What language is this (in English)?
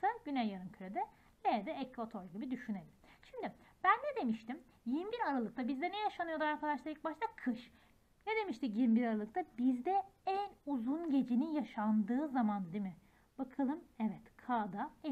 Turkish